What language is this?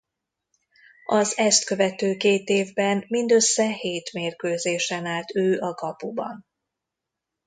Hungarian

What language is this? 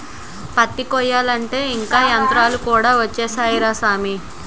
Telugu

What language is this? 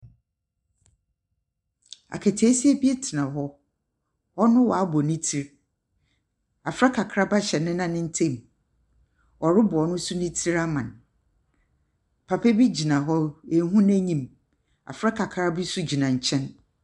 Akan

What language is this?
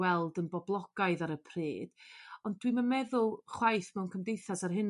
Welsh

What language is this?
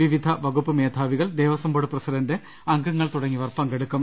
Malayalam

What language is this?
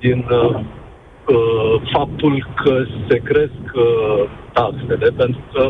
Romanian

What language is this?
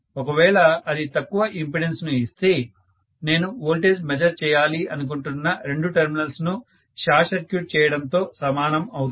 Telugu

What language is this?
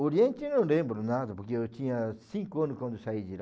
Portuguese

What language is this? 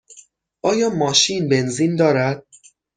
Persian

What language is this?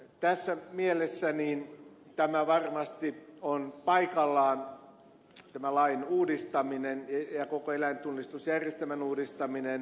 Finnish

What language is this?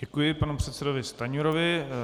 Czech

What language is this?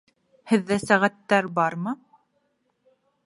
Bashkir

